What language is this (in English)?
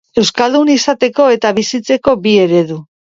Basque